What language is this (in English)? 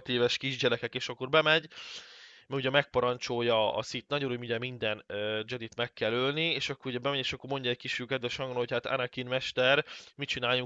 Hungarian